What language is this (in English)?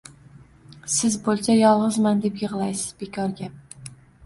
Uzbek